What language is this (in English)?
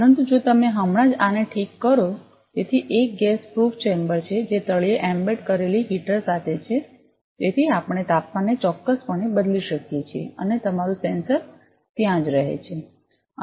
Gujarati